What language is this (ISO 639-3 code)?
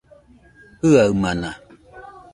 hux